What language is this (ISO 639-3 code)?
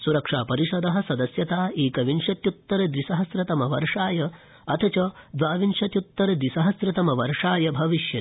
san